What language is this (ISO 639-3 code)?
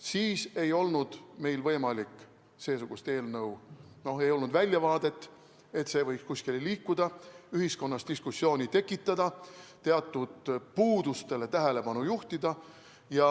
est